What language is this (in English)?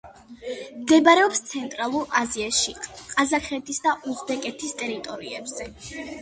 Georgian